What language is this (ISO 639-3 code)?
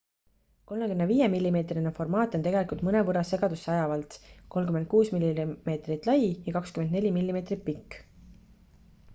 est